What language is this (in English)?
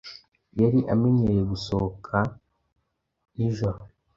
Kinyarwanda